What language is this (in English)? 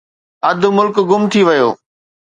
Sindhi